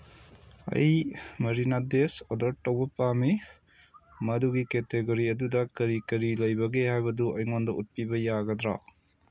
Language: Manipuri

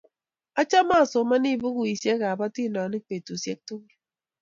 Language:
Kalenjin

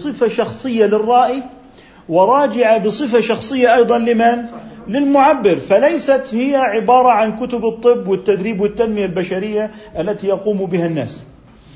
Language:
Arabic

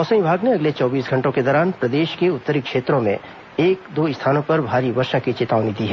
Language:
Hindi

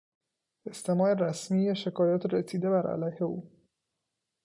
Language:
Persian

